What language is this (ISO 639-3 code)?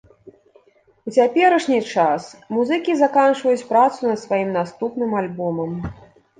bel